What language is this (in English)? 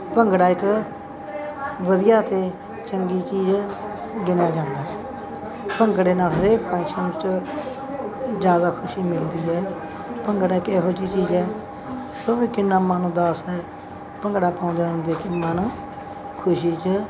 Punjabi